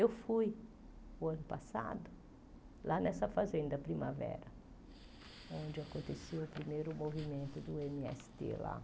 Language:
Portuguese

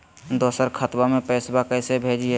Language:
Magahi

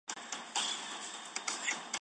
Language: Chinese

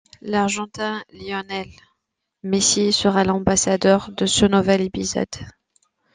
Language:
French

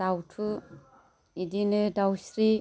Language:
Bodo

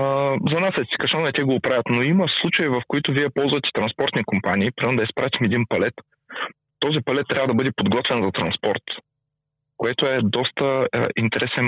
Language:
Bulgarian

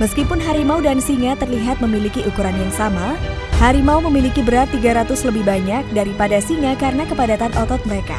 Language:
Indonesian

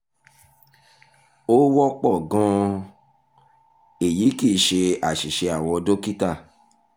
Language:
Yoruba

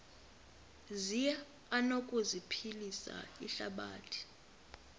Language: Xhosa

